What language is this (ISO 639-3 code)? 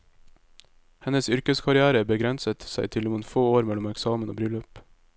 nor